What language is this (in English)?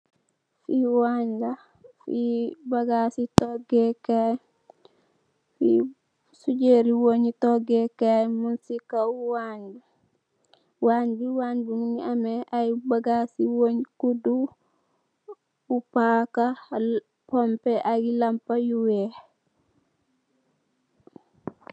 Wolof